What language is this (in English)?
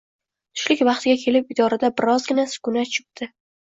Uzbek